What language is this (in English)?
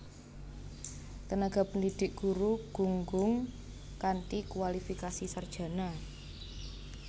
Javanese